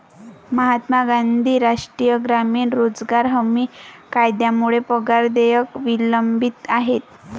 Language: Marathi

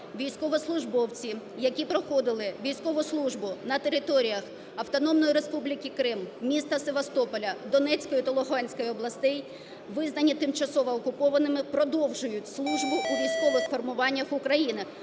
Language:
Ukrainian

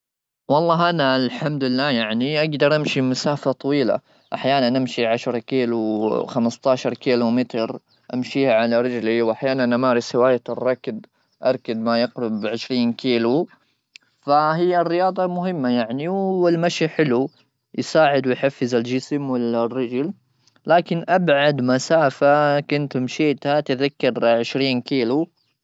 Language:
Gulf Arabic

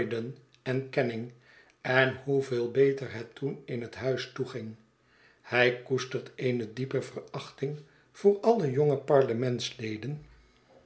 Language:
Dutch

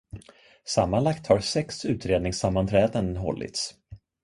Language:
Swedish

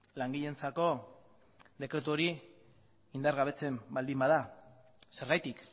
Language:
Basque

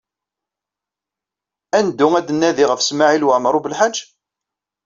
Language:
Kabyle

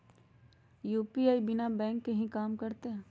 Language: Magahi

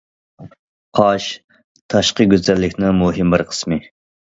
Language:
Uyghur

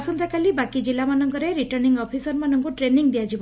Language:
Odia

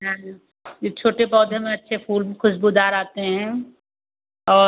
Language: Hindi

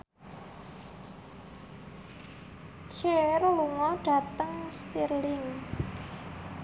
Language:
Javanese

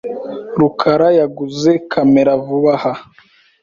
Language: Kinyarwanda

